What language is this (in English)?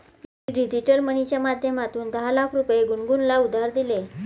Marathi